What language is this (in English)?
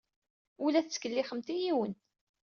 Kabyle